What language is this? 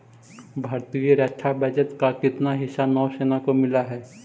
Magahi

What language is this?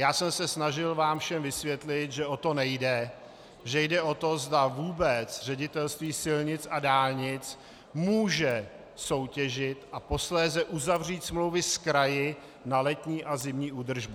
Czech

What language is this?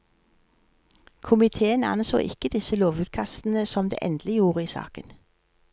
Norwegian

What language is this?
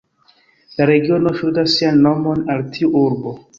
Esperanto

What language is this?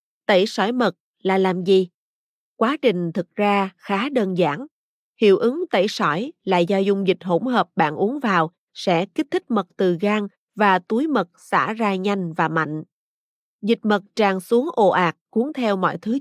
Vietnamese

